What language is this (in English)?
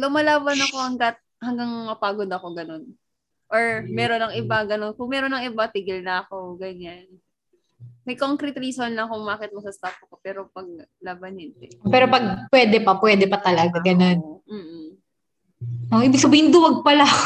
Filipino